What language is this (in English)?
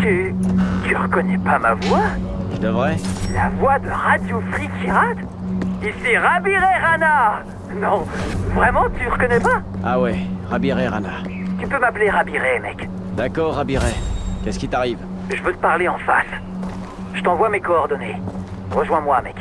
French